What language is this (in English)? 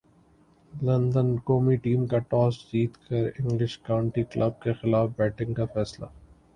Urdu